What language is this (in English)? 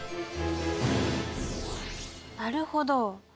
Japanese